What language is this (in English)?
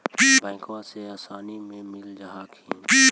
Magahi